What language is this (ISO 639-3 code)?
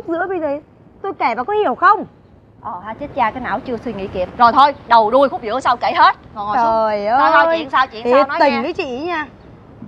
vie